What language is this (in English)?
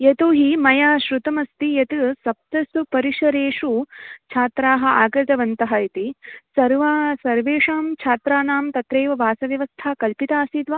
Sanskrit